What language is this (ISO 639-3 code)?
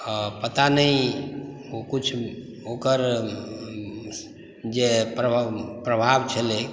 mai